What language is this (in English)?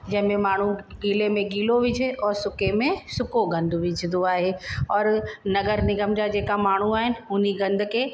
Sindhi